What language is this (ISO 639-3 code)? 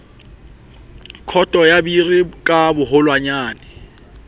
sot